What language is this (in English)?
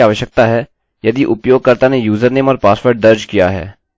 Hindi